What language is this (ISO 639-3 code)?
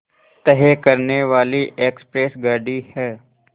hin